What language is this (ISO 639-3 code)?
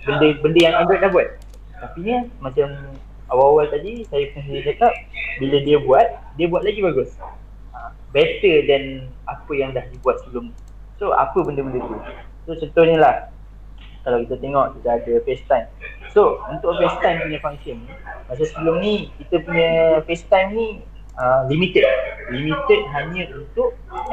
msa